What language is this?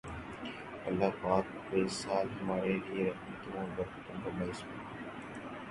Urdu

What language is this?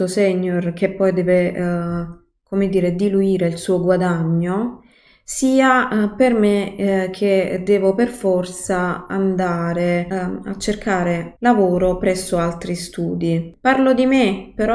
Italian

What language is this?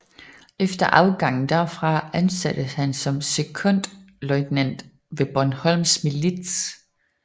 Danish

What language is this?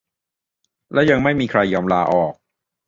Thai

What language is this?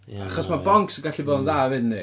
Welsh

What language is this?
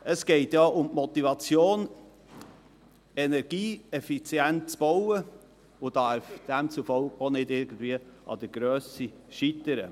Swiss German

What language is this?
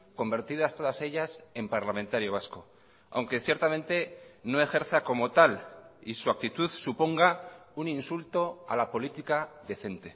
Spanish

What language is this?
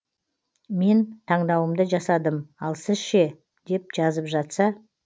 Kazakh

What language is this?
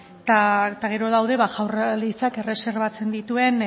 Basque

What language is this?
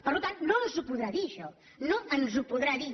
Catalan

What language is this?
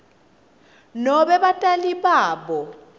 Swati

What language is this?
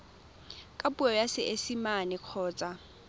Tswana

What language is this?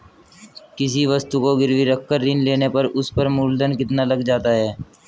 Hindi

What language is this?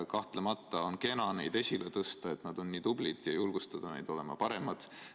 Estonian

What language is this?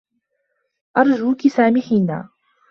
Arabic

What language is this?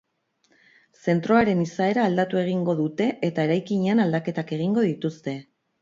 Basque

